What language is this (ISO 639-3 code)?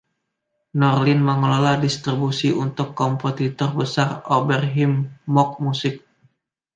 ind